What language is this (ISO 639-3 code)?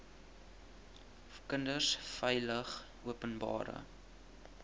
afr